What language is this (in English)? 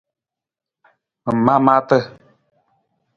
Nawdm